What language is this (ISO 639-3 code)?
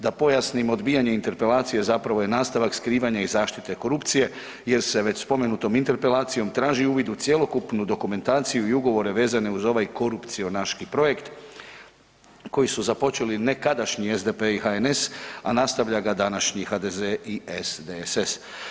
hrv